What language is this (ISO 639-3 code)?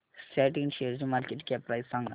mar